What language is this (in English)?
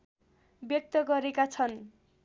Nepali